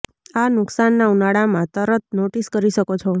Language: Gujarati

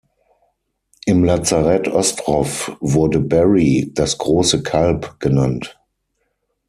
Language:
German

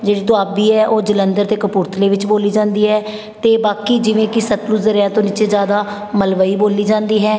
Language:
Punjabi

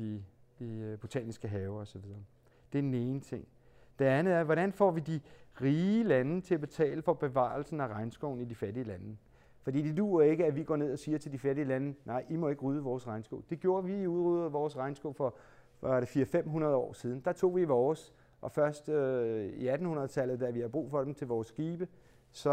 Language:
Danish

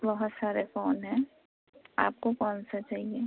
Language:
Urdu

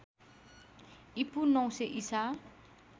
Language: Nepali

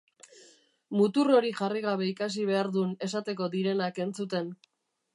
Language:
Basque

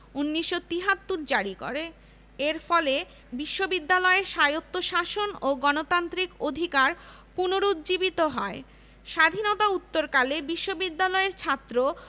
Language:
Bangla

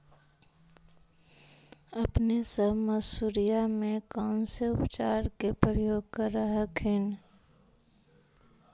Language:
Magahi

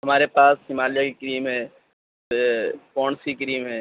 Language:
Urdu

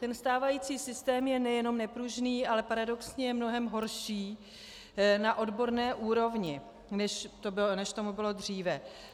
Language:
Czech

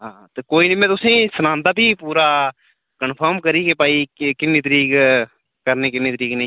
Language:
Dogri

